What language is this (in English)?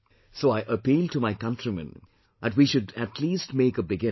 English